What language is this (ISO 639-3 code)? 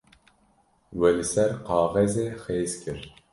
kur